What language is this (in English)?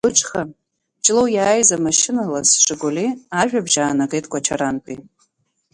Abkhazian